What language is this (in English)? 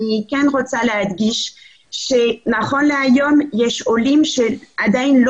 Hebrew